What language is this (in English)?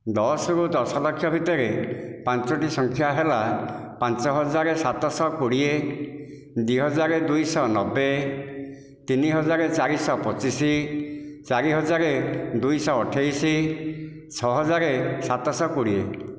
Odia